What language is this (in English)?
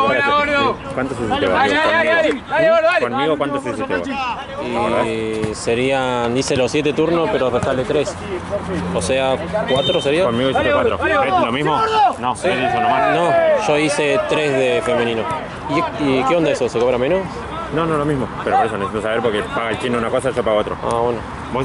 Spanish